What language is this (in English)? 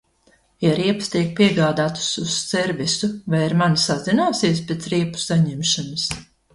Latvian